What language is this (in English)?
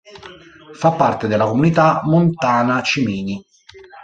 Italian